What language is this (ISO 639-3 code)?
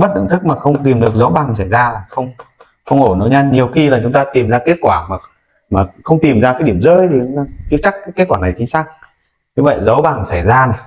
vie